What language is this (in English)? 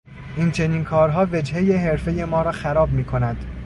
Persian